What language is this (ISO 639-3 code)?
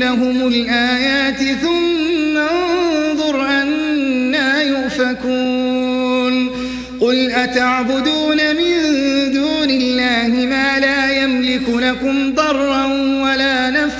ara